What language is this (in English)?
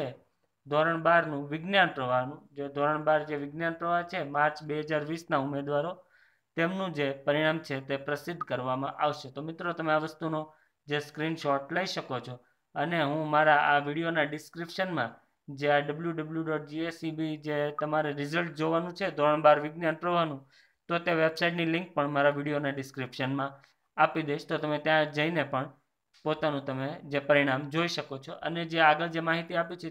Hindi